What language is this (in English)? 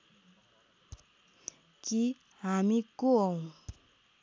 Nepali